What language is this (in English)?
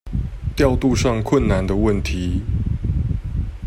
Chinese